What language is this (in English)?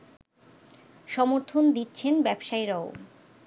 Bangla